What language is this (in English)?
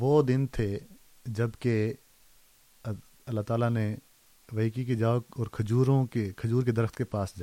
Urdu